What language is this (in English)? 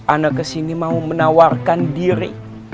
Indonesian